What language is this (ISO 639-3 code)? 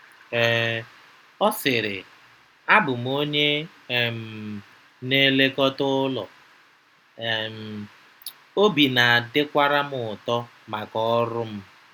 ibo